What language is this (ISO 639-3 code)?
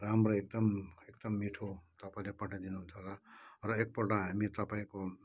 nep